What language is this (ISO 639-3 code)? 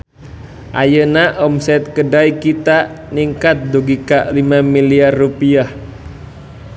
sun